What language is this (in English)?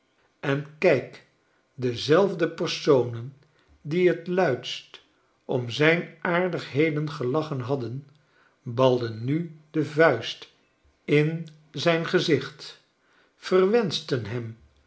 Dutch